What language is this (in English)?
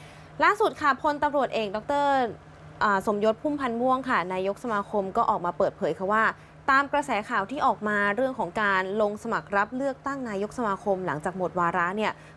Thai